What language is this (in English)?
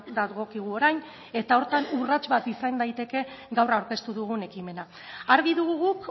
Basque